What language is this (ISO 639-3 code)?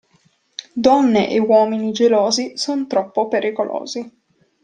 ita